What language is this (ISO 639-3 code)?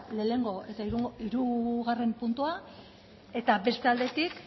eus